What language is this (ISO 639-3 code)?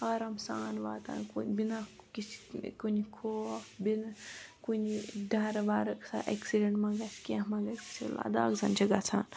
kas